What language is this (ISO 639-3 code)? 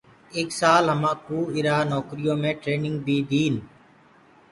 ggg